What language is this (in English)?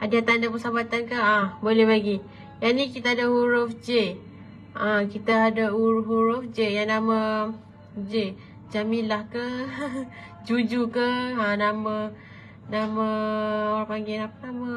Malay